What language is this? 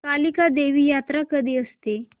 Marathi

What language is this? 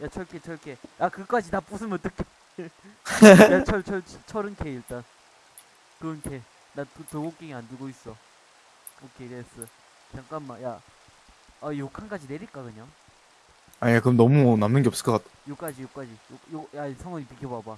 Korean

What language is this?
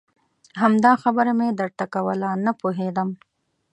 Pashto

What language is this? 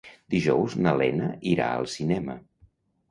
Catalan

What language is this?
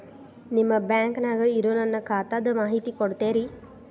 Kannada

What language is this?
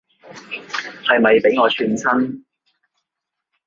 Cantonese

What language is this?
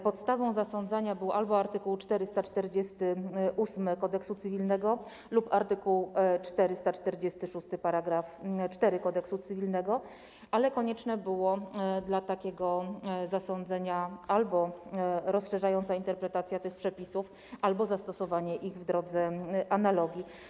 Polish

